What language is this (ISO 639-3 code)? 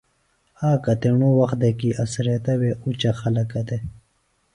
phl